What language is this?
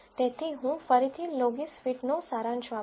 Gujarati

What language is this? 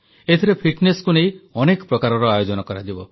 Odia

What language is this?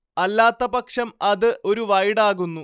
Malayalam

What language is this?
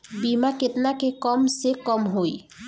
Bhojpuri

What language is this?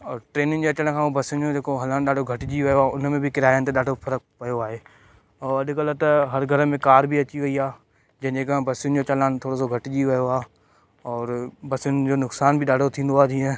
Sindhi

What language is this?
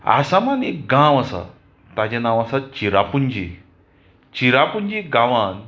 Konkani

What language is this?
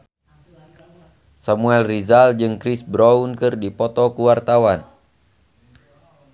Sundanese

